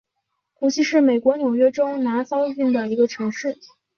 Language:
Chinese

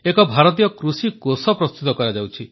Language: Odia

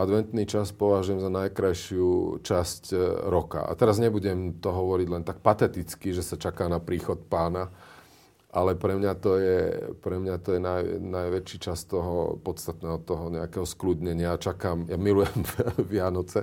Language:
Slovak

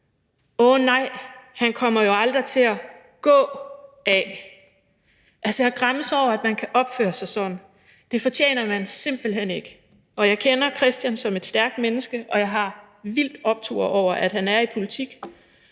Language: Danish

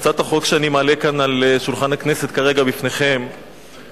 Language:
Hebrew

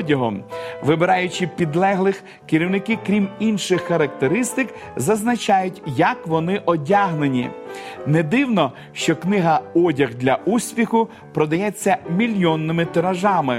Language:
Ukrainian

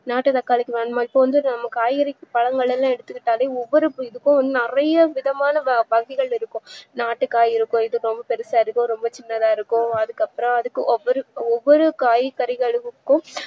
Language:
Tamil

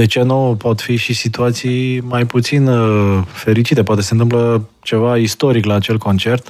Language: Romanian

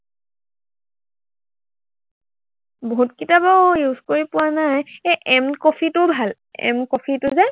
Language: Assamese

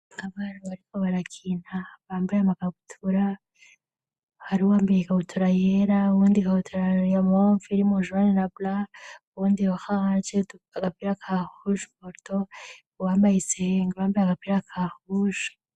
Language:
Rundi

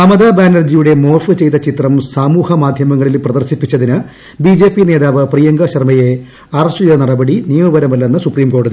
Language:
Malayalam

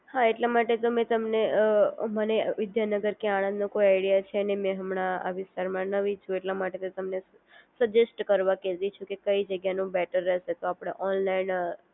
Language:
Gujarati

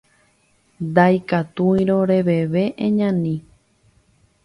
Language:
Guarani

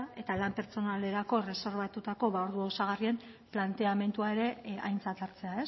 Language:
Basque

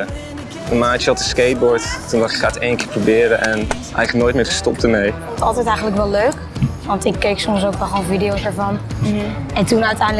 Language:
Dutch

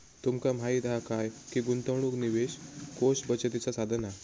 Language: Marathi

